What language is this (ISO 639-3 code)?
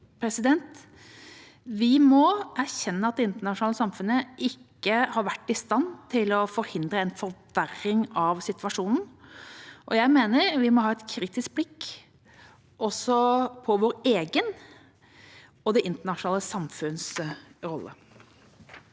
nor